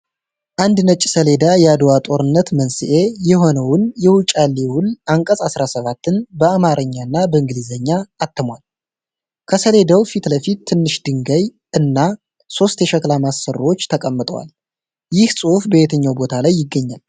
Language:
Amharic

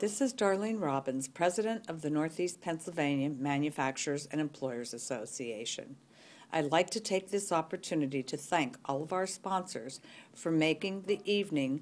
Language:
English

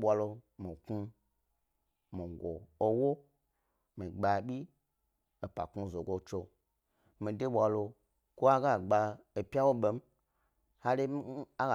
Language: Gbari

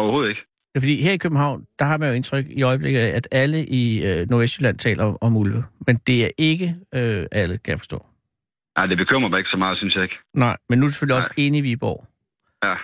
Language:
Danish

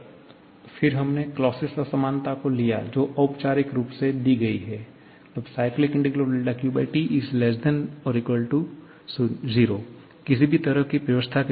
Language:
Hindi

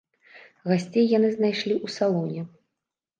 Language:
Belarusian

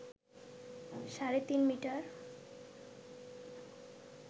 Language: Bangla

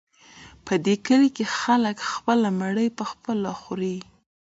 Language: Pashto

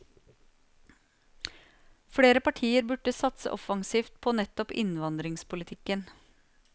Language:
Norwegian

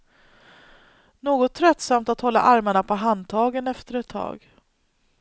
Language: Swedish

